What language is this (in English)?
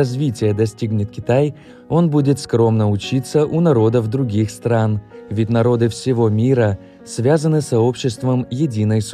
Russian